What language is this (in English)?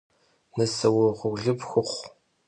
Kabardian